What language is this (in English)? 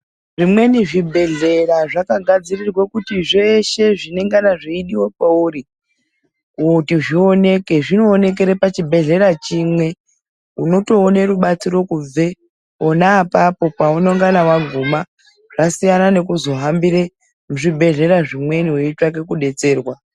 Ndau